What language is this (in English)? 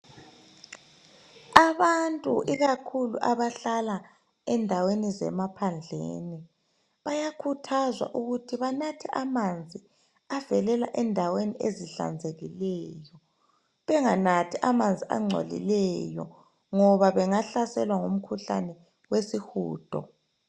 North Ndebele